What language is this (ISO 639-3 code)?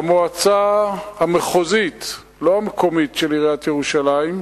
heb